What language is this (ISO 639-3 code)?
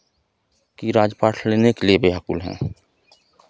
hin